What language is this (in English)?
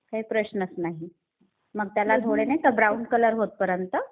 Marathi